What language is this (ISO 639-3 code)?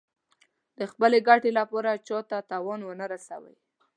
pus